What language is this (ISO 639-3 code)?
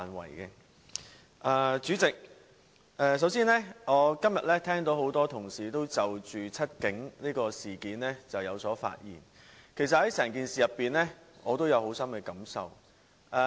yue